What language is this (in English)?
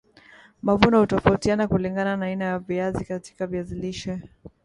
Swahili